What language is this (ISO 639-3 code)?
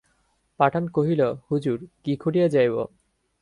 ben